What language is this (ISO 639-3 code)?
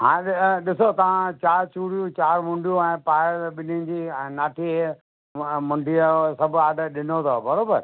snd